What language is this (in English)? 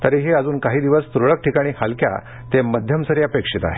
Marathi